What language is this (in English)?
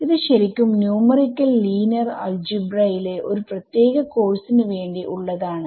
Malayalam